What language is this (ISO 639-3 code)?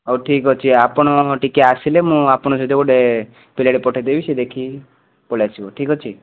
ori